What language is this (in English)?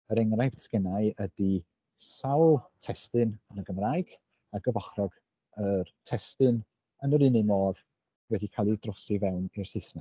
Welsh